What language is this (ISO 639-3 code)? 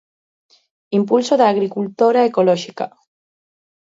glg